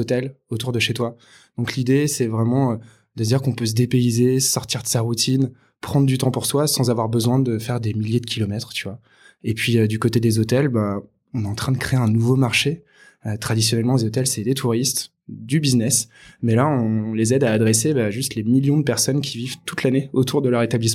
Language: French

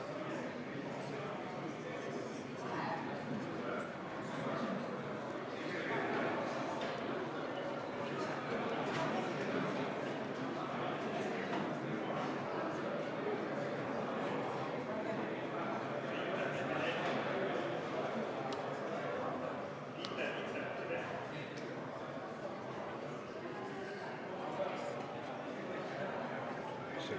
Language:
Estonian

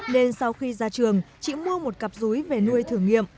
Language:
Vietnamese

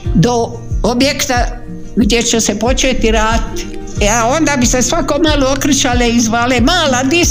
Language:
Croatian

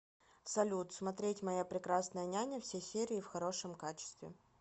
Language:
Russian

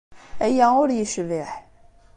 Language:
Kabyle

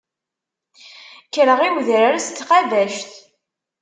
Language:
Kabyle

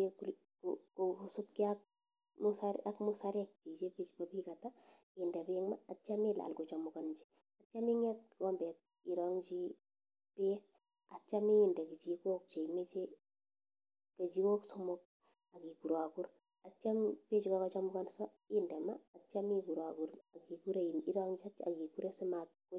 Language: Kalenjin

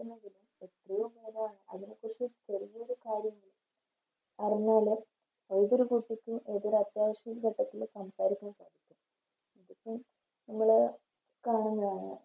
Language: Malayalam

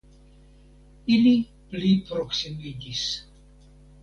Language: Esperanto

